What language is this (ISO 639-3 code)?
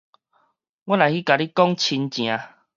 nan